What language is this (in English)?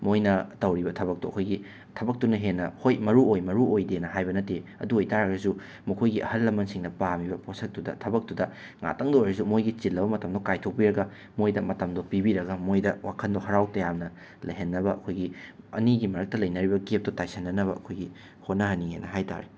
Manipuri